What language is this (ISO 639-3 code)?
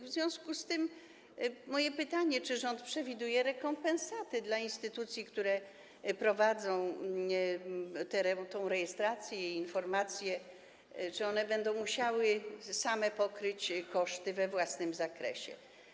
pol